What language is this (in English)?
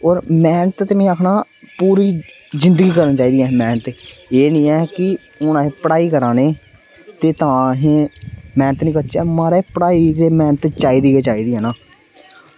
Dogri